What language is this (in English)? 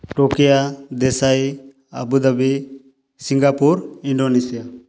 Odia